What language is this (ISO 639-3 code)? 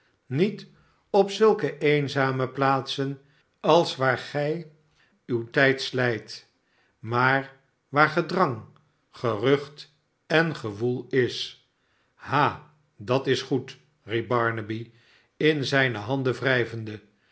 nld